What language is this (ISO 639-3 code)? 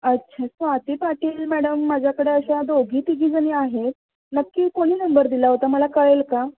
mar